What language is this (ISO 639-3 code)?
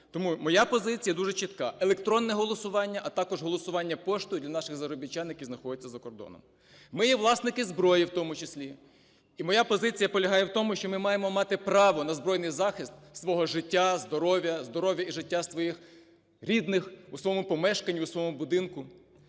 ukr